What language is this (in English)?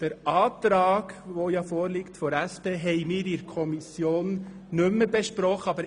Swiss German